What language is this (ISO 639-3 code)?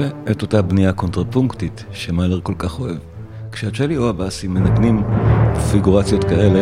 heb